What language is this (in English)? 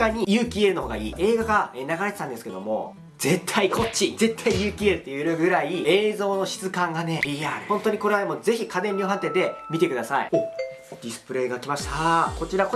Japanese